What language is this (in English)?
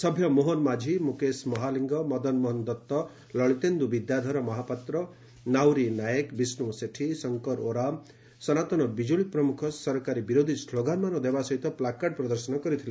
Odia